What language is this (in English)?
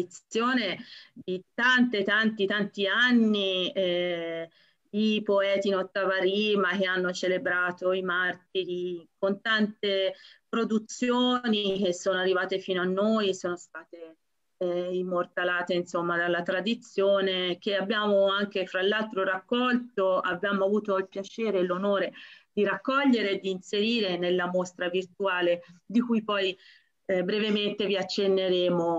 Italian